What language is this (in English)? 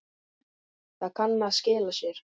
Icelandic